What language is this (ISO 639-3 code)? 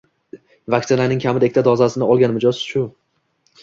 uzb